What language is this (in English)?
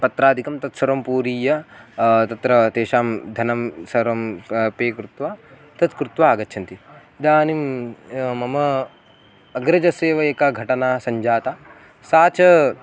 Sanskrit